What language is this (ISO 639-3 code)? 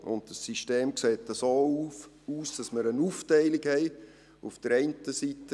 gsw